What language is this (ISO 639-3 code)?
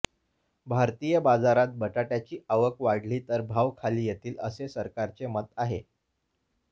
mar